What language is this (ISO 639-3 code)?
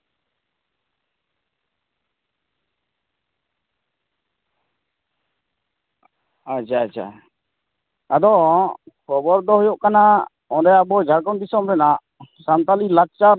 sat